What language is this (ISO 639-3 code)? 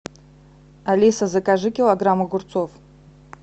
rus